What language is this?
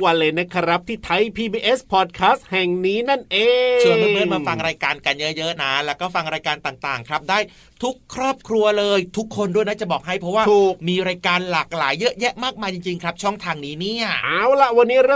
Thai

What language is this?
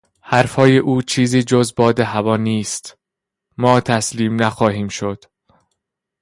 Persian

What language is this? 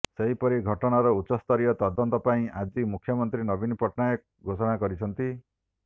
Odia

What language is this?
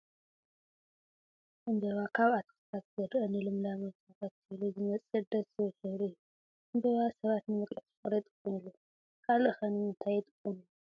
Tigrinya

